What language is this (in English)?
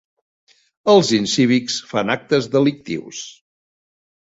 Catalan